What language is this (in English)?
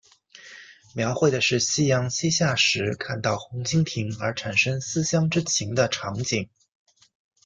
Chinese